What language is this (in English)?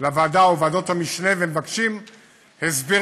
Hebrew